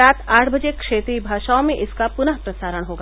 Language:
Hindi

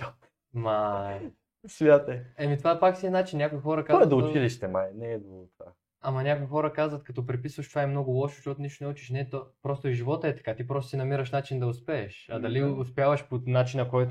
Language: Bulgarian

